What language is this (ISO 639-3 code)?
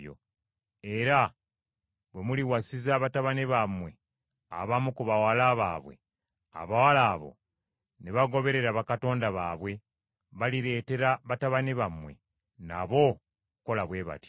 lug